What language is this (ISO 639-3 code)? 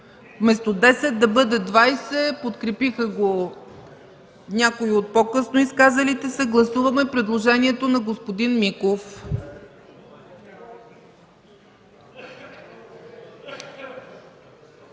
bul